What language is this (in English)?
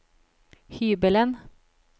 Norwegian